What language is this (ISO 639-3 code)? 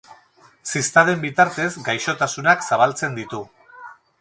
eus